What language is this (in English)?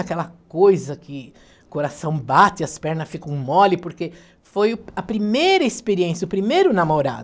Portuguese